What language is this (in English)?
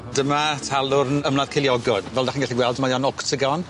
Welsh